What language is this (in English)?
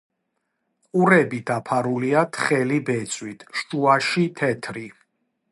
Georgian